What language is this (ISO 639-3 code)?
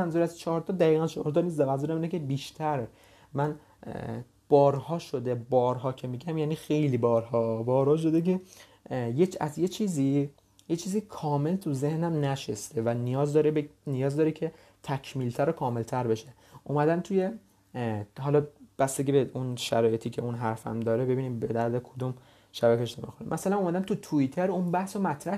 fas